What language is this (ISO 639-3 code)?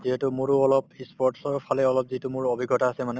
asm